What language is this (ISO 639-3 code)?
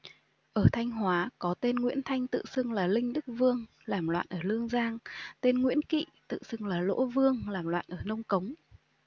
vie